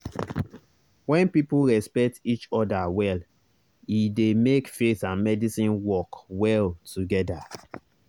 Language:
Nigerian Pidgin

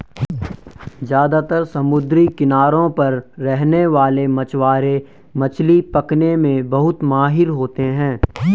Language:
Hindi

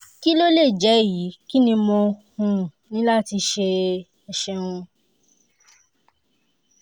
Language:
Yoruba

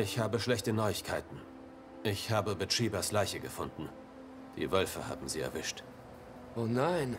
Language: German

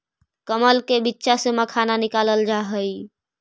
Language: Magahi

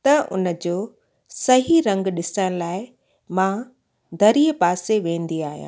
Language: Sindhi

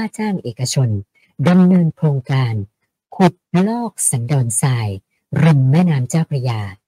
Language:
Thai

